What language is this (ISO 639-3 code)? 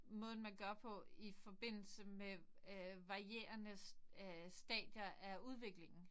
dan